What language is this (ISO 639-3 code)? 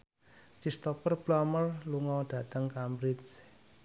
jav